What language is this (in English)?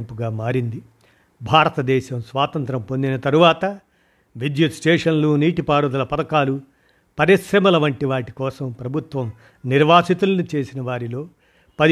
Telugu